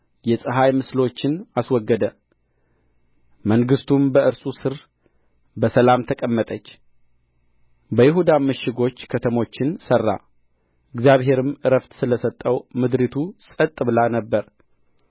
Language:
Amharic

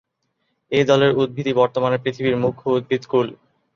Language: Bangla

